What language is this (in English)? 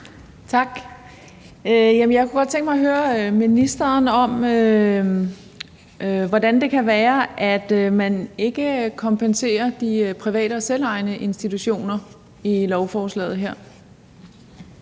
Danish